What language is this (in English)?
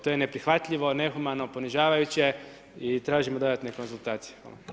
Croatian